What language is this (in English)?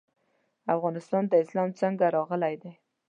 Pashto